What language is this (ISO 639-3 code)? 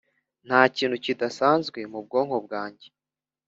kin